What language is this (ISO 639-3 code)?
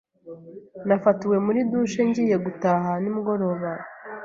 kin